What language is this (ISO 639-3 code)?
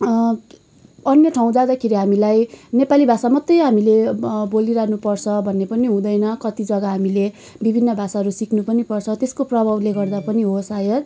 nep